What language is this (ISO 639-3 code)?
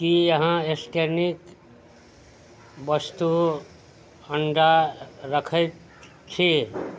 mai